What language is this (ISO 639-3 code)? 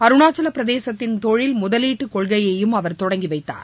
tam